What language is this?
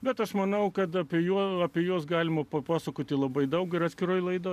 Lithuanian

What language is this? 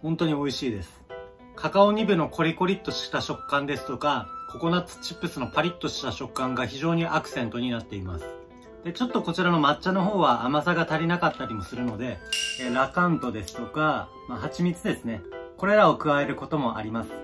Japanese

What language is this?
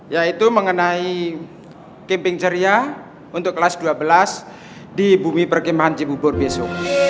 Indonesian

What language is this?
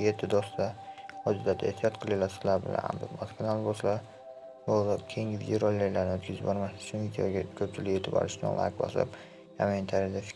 Turkish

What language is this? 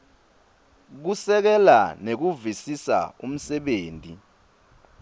Swati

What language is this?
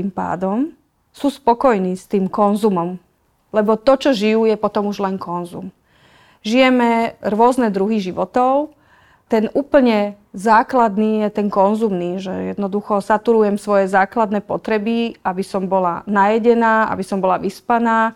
Slovak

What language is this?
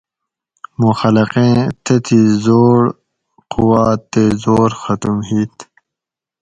Gawri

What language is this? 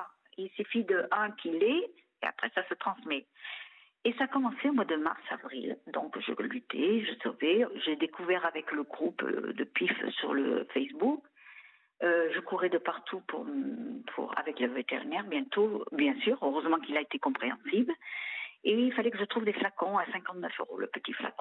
French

